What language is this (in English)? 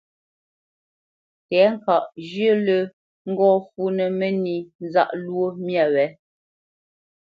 Bamenyam